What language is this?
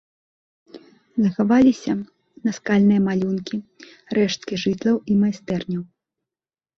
Belarusian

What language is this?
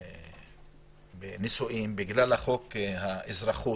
Hebrew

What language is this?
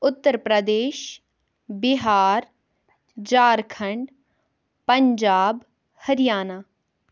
Kashmiri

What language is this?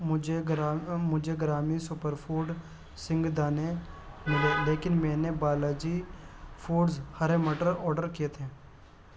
Urdu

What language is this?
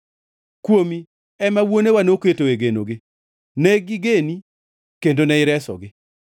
Luo (Kenya and Tanzania)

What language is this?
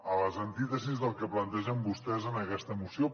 Catalan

